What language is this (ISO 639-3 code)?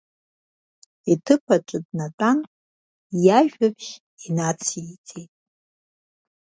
abk